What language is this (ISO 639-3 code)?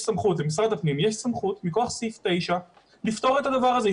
heb